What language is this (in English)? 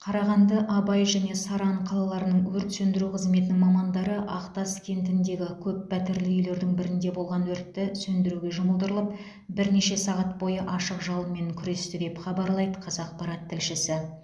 Kazakh